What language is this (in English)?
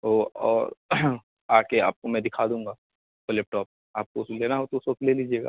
Urdu